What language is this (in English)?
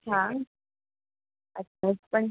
Marathi